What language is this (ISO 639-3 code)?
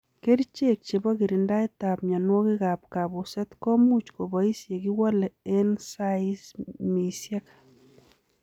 kln